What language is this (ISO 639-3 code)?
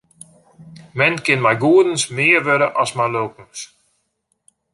fry